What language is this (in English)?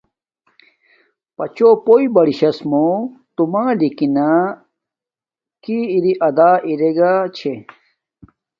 Domaaki